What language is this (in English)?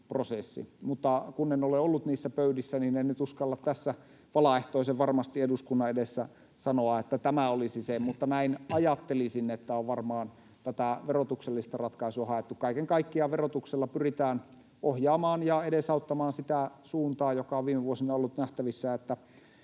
Finnish